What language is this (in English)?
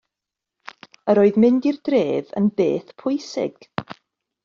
Welsh